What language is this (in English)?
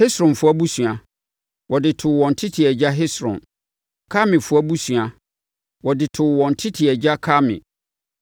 Akan